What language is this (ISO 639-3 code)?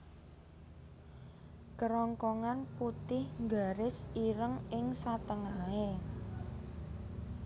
jav